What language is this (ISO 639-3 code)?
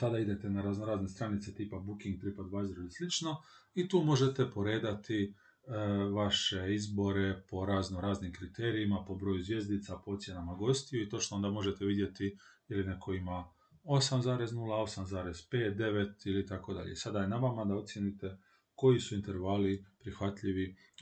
hrv